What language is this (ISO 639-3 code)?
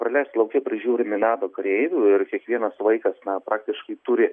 lit